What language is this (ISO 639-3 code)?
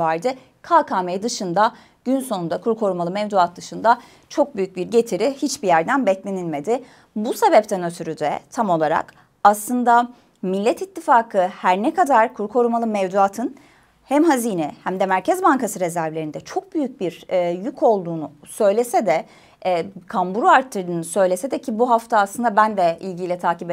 tur